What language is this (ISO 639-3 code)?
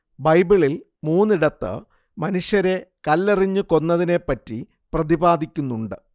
mal